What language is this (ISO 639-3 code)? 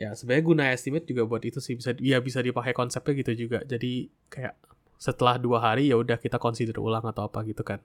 ind